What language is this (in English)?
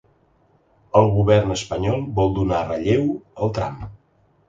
Catalan